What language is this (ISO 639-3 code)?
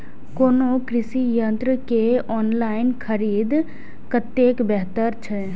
mai